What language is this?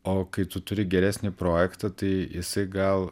Lithuanian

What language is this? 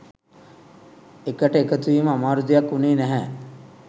Sinhala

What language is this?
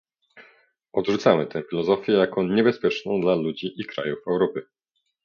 Polish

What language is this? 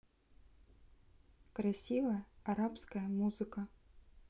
Russian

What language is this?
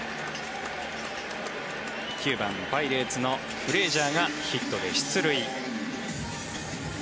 Japanese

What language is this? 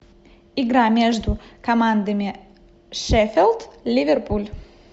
Russian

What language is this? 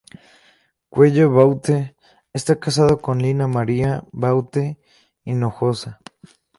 Spanish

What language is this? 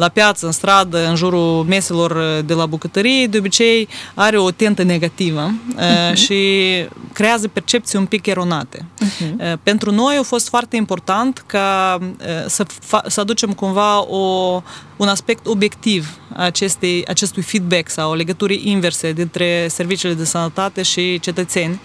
Romanian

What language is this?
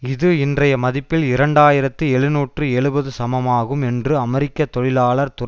Tamil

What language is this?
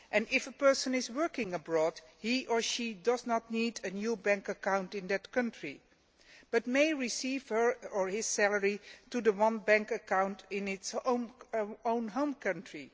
English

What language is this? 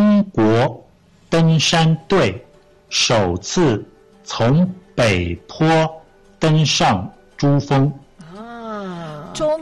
Malay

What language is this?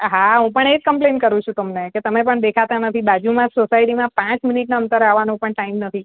Gujarati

